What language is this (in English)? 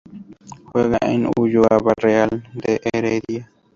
Spanish